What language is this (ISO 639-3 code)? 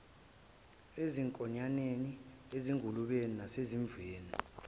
zul